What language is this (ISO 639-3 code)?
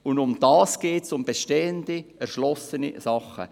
gsw